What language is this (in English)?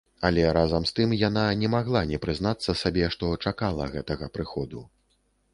Belarusian